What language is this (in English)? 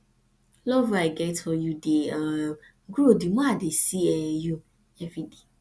Nigerian Pidgin